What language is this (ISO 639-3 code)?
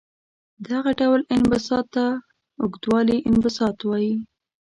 pus